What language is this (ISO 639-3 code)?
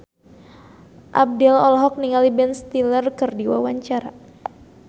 sun